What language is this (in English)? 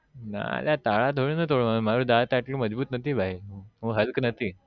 Gujarati